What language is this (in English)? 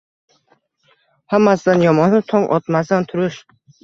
Uzbek